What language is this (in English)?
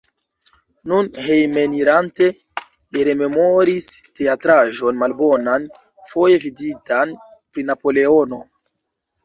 Esperanto